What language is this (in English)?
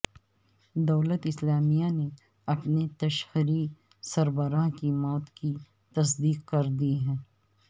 Urdu